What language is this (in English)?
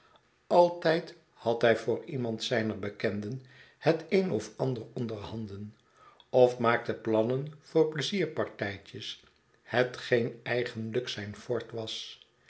Dutch